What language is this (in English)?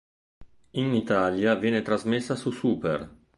Italian